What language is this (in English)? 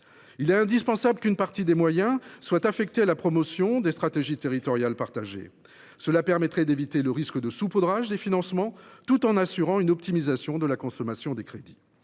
French